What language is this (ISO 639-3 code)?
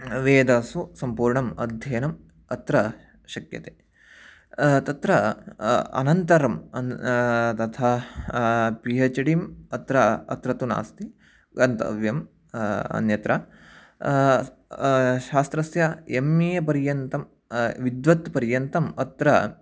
san